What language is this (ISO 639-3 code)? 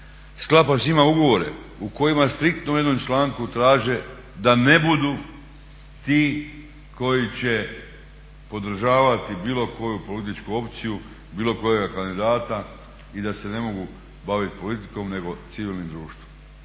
hrv